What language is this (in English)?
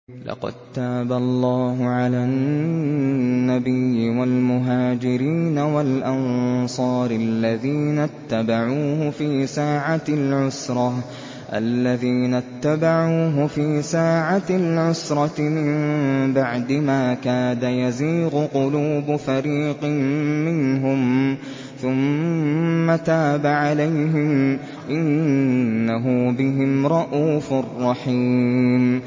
Arabic